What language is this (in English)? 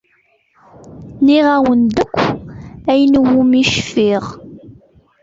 Kabyle